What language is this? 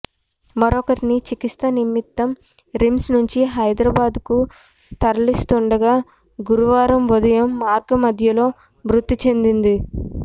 Telugu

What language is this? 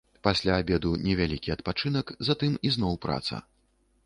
Belarusian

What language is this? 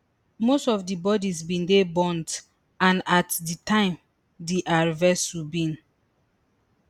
Nigerian Pidgin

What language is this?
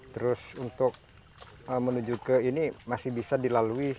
Indonesian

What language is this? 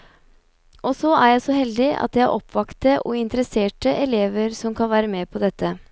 Norwegian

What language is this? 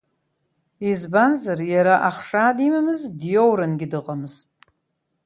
Abkhazian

